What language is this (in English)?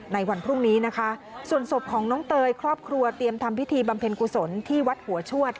Thai